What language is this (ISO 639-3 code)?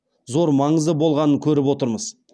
kaz